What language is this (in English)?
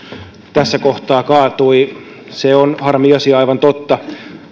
Finnish